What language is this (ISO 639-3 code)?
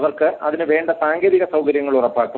mal